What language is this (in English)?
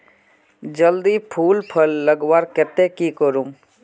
Magahi